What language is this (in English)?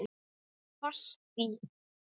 Icelandic